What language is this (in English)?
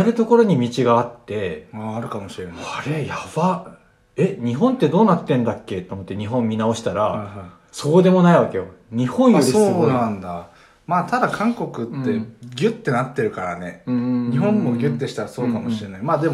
Japanese